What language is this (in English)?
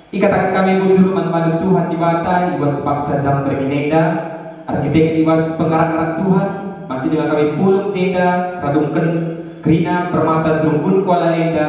Indonesian